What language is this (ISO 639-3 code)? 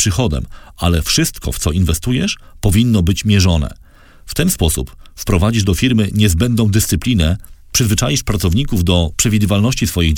pol